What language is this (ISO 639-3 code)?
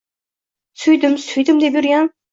uzb